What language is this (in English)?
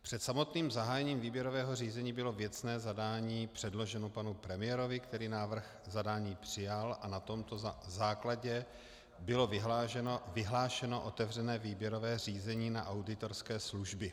Czech